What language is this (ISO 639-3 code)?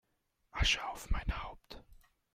deu